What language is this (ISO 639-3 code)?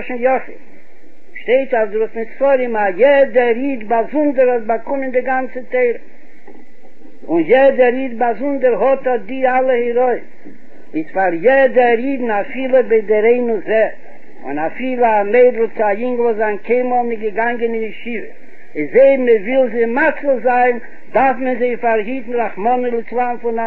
heb